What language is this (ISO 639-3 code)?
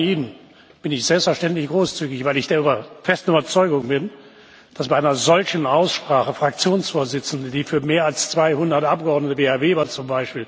deu